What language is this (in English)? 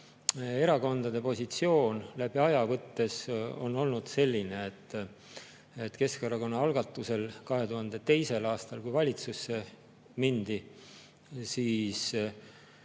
Estonian